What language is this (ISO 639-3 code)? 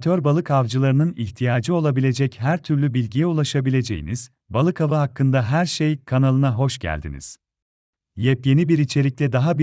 tur